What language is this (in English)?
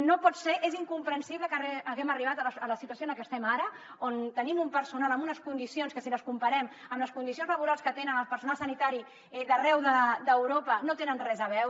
Catalan